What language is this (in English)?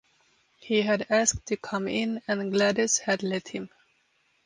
English